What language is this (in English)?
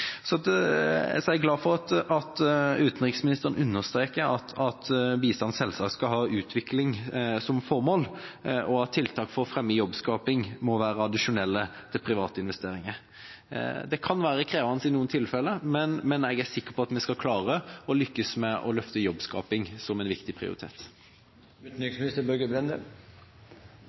Norwegian Bokmål